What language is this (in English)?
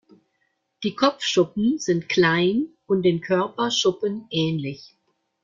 German